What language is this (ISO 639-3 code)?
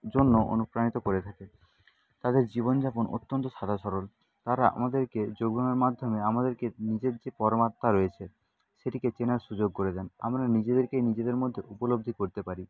ben